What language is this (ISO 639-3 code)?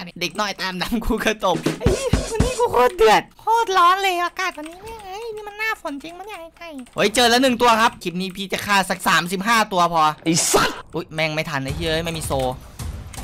tha